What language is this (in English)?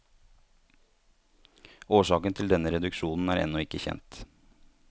Norwegian